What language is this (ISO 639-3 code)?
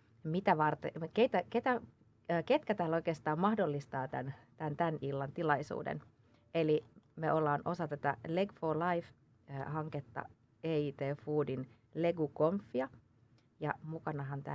fin